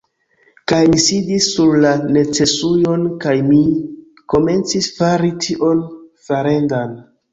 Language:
Esperanto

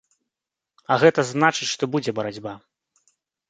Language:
Belarusian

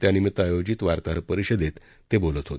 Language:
Marathi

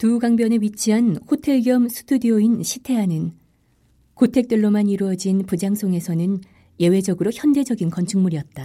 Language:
Korean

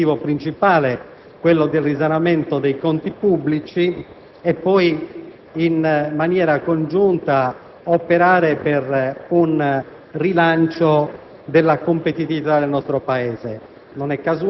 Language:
Italian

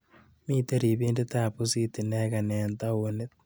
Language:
Kalenjin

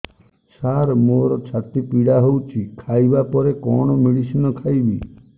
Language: Odia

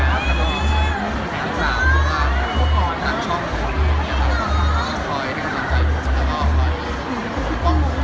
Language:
Thai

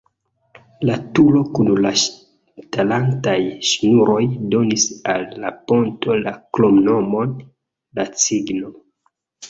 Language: Esperanto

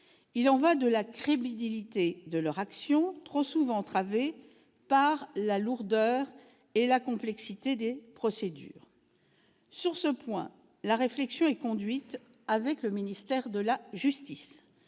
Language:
French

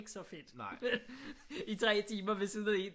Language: Danish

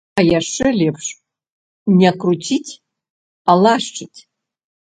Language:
Belarusian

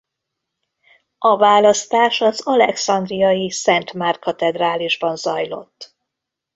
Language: Hungarian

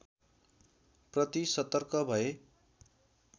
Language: Nepali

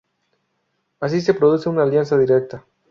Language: Spanish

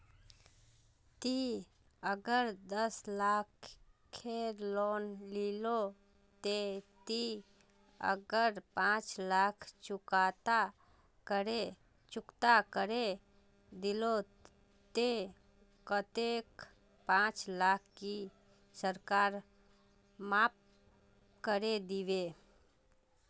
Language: Magahi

